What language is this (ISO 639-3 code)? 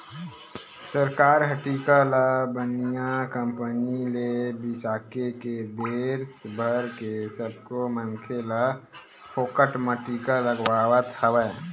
hne